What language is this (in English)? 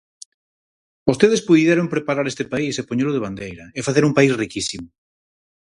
Galician